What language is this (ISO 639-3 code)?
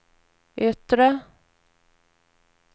swe